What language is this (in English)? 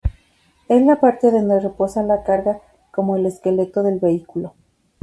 Spanish